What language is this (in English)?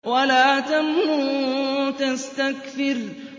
Arabic